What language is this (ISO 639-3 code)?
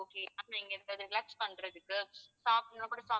tam